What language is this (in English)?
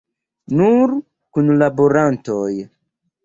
Esperanto